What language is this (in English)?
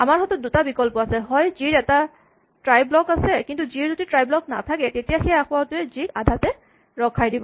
Assamese